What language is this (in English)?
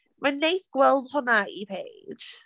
Welsh